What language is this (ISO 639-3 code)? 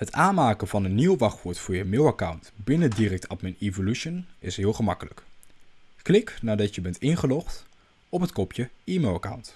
nld